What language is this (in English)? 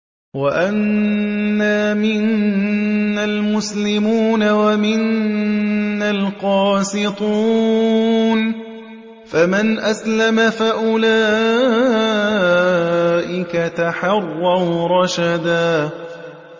Arabic